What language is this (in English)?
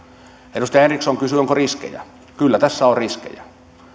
Finnish